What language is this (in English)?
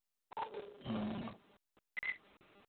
Maithili